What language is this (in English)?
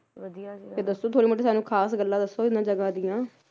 Punjabi